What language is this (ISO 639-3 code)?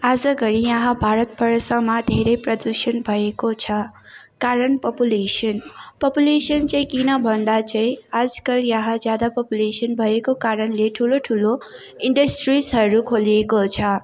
nep